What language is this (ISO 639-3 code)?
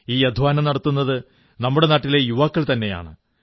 mal